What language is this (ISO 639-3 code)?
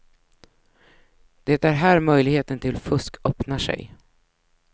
swe